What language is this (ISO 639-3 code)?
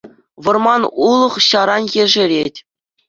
chv